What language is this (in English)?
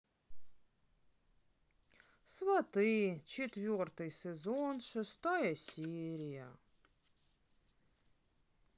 Russian